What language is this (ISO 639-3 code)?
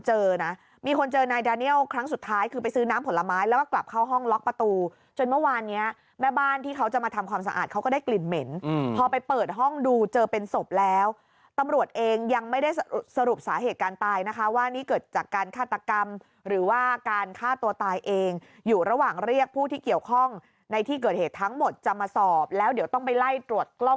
tha